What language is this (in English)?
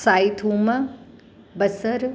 Sindhi